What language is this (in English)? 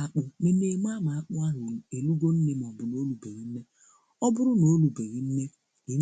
Igbo